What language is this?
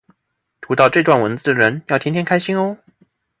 Chinese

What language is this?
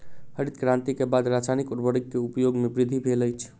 Maithili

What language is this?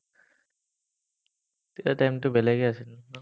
Assamese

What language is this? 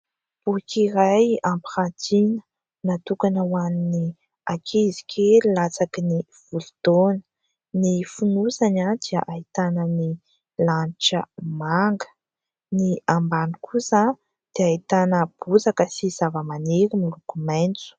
Malagasy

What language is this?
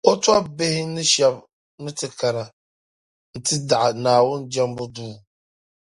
Dagbani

